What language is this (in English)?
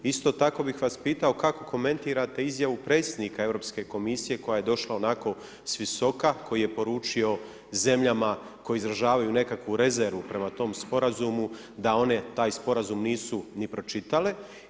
Croatian